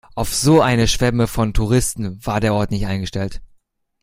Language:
German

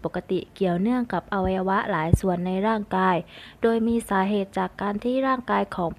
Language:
Thai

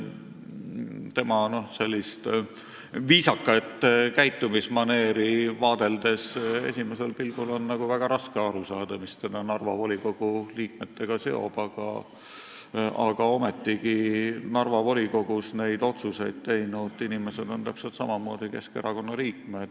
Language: Estonian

